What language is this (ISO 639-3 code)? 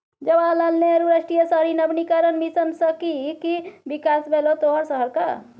mai